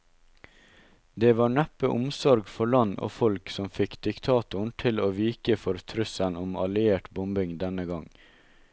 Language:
Norwegian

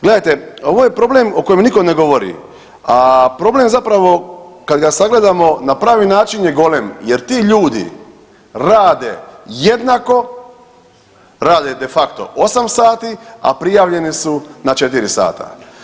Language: Croatian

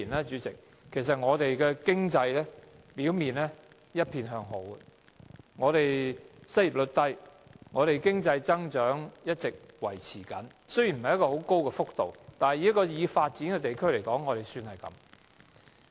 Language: Cantonese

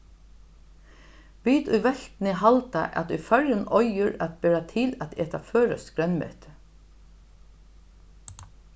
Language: Faroese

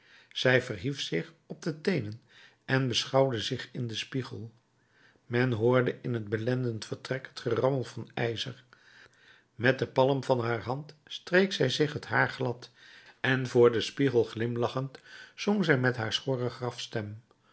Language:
Dutch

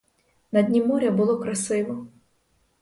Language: Ukrainian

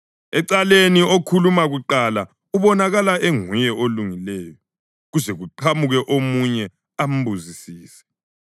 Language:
North Ndebele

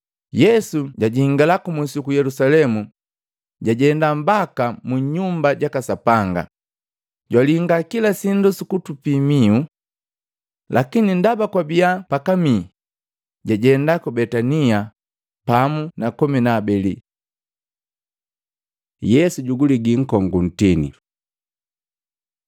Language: Matengo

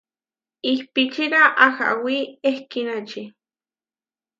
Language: Huarijio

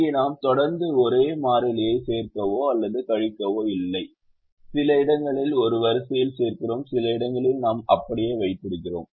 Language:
Tamil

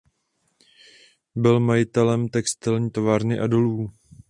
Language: Czech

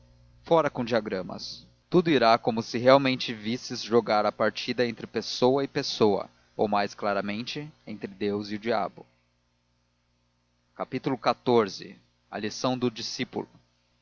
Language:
Portuguese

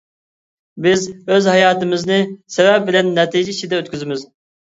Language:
Uyghur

